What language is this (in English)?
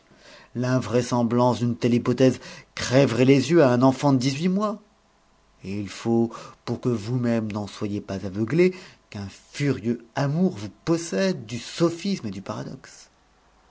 French